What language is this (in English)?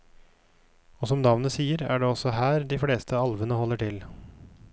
Norwegian